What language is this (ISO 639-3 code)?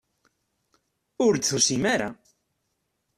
kab